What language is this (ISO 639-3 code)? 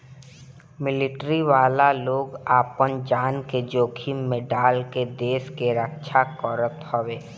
bho